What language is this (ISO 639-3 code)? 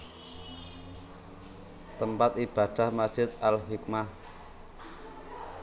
jav